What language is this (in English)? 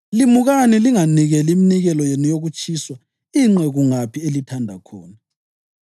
North Ndebele